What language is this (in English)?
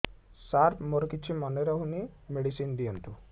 Odia